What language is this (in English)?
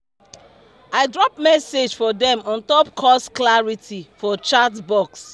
Nigerian Pidgin